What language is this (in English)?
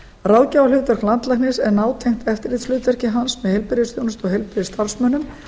Icelandic